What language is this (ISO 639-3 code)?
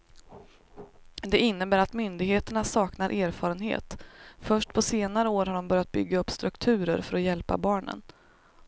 swe